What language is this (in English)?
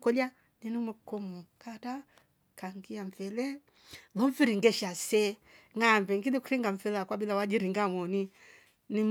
Rombo